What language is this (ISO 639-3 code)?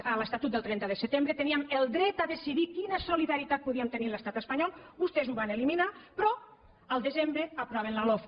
cat